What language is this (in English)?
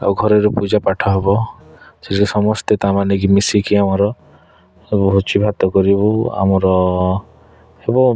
Odia